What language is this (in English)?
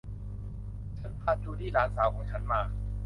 Thai